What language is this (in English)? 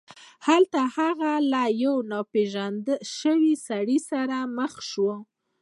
Pashto